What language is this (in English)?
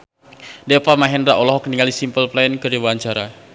Sundanese